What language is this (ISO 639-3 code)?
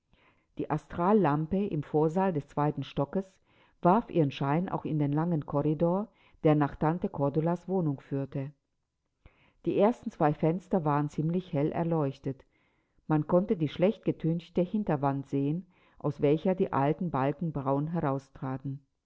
deu